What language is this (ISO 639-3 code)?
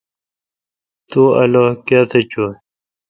xka